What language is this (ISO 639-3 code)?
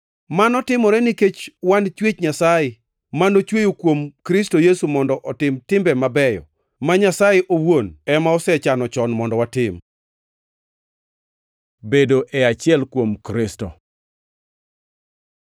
luo